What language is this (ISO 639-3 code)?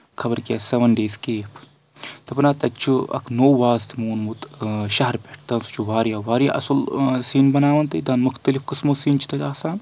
kas